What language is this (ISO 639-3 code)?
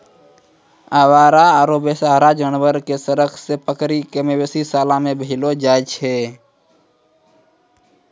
mai